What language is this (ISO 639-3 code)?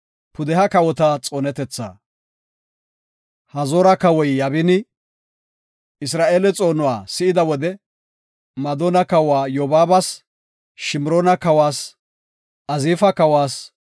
gof